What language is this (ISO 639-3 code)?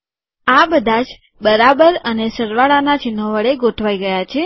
guj